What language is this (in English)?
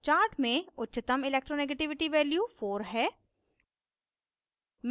Hindi